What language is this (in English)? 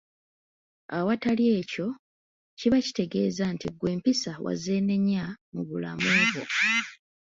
Ganda